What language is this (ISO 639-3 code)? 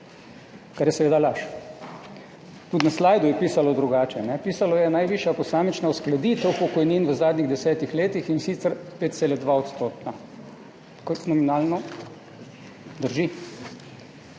slv